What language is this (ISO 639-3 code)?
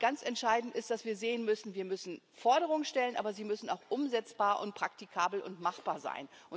deu